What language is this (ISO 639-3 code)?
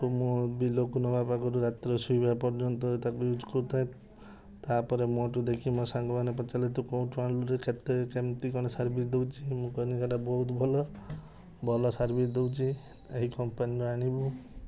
ori